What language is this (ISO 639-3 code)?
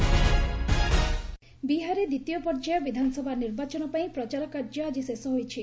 ori